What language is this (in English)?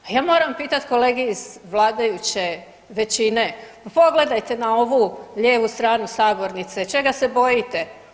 Croatian